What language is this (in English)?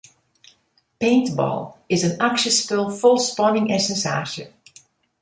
Western Frisian